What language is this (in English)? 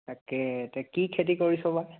Assamese